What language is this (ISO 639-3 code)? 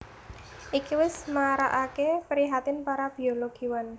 jav